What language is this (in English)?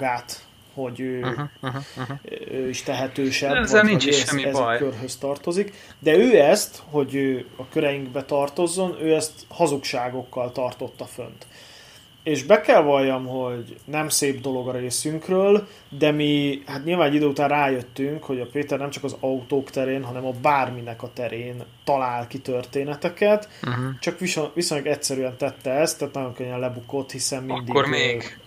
Hungarian